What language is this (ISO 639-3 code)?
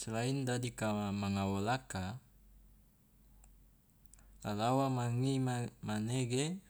loa